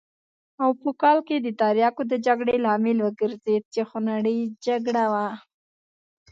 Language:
Pashto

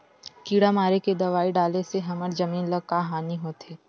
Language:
Chhattisgarhi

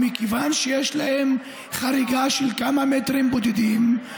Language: Hebrew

